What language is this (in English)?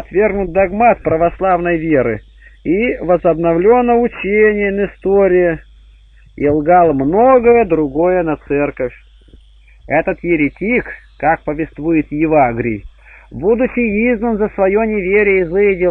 Russian